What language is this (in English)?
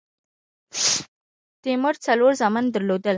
Pashto